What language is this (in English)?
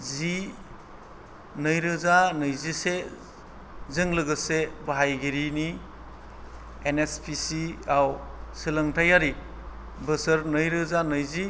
Bodo